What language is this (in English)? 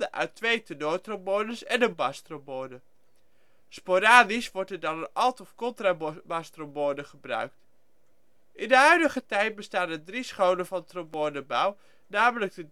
Dutch